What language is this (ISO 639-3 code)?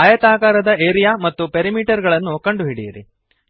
kan